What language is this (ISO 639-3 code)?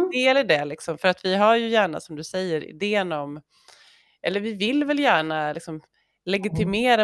swe